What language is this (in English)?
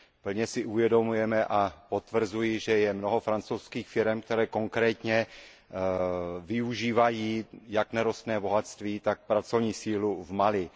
Czech